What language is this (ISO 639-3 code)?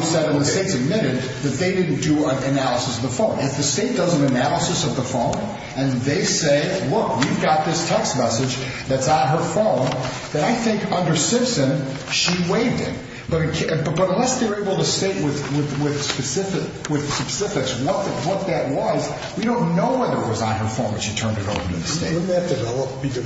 eng